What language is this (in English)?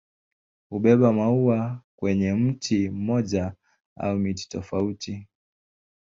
Swahili